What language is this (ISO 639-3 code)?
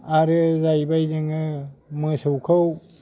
brx